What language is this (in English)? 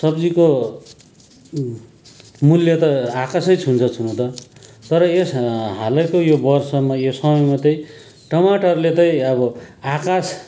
Nepali